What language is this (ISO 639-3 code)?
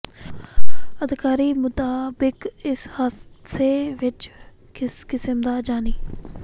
pan